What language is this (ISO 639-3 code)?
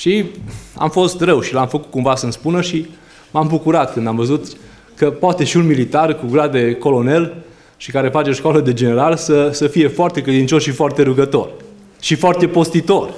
ron